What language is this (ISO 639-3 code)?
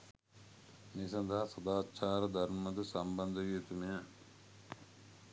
sin